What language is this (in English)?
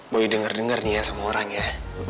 Indonesian